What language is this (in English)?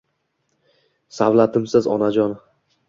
Uzbek